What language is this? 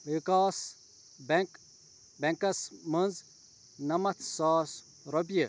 Kashmiri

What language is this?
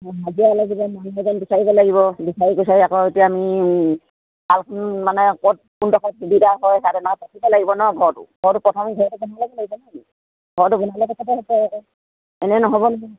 Assamese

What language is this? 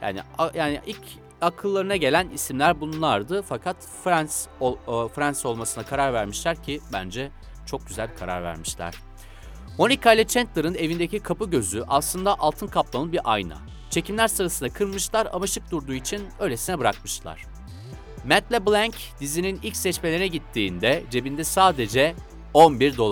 Turkish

